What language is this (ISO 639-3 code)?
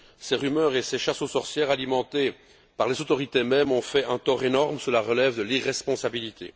fra